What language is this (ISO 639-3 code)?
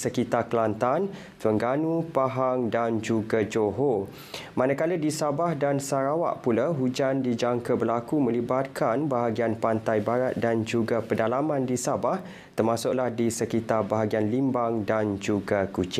msa